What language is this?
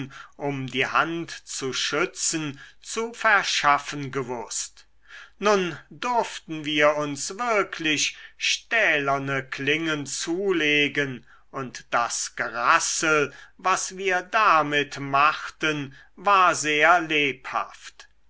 German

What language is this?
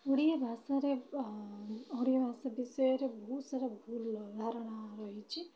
Odia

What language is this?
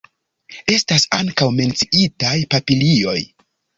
Esperanto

